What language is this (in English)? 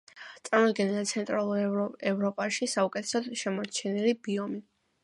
Georgian